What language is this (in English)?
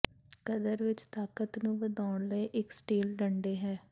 Punjabi